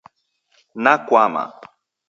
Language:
Taita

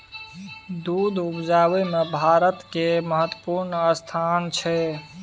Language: Maithili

